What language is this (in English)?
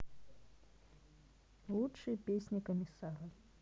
Russian